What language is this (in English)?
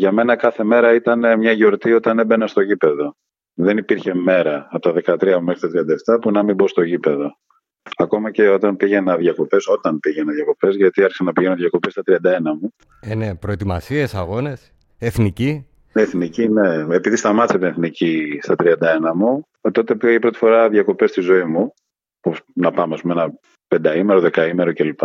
Greek